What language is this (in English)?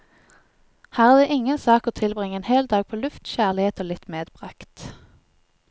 Norwegian